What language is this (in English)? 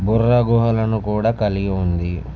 Telugu